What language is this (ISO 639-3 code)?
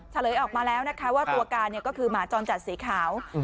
tha